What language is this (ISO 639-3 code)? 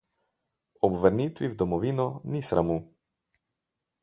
slv